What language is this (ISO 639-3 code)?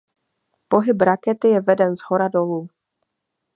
ces